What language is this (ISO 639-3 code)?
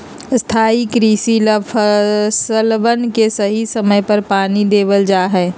mag